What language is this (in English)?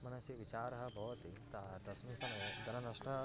Sanskrit